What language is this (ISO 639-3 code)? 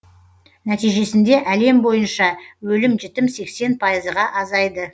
kaz